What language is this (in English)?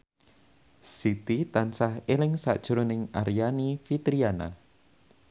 Javanese